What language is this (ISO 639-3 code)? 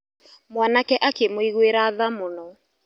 kik